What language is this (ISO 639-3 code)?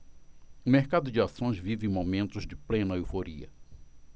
por